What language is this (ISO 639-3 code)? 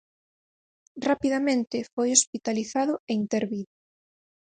glg